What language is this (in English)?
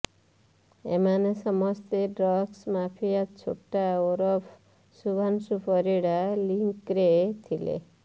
Odia